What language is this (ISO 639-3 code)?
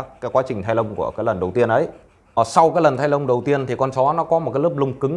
vie